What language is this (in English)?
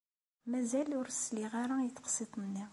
Kabyle